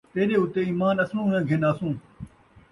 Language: Saraiki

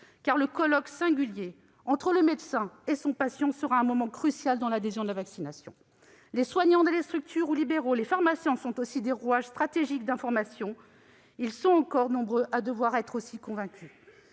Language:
French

